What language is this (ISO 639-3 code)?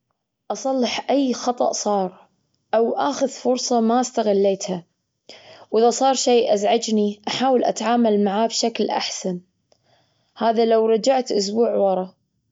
afb